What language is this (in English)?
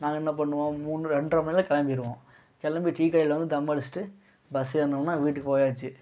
Tamil